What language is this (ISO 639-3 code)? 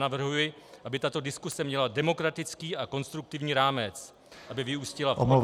ces